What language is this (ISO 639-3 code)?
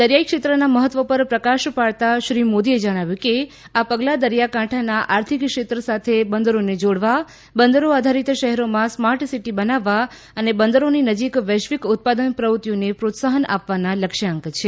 guj